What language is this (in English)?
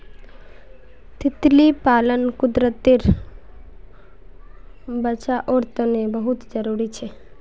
Magahi